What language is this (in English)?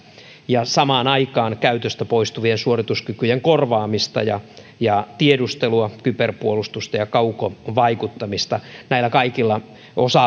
Finnish